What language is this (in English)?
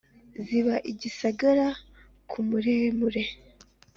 Kinyarwanda